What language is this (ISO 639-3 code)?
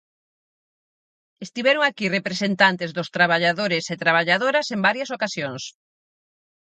glg